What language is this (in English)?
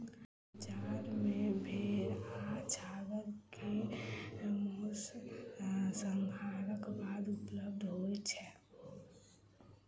Maithili